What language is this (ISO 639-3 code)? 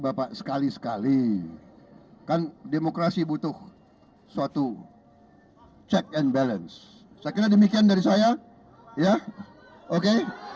ind